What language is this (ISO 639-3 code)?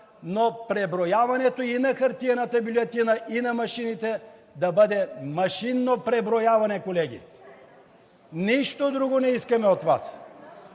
bul